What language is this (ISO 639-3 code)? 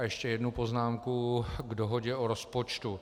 ces